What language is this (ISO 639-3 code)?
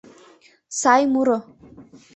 chm